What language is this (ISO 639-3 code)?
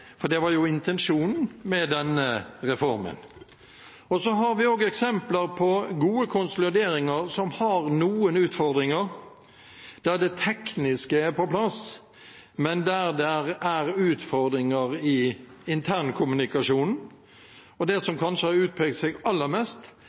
nob